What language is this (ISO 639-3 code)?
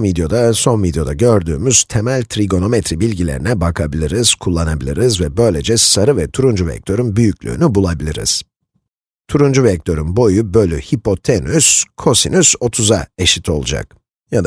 tur